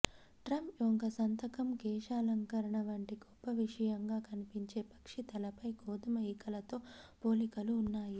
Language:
Telugu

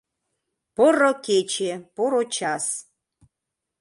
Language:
Mari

